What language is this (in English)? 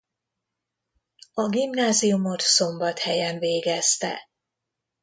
Hungarian